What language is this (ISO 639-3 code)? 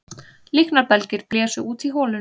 isl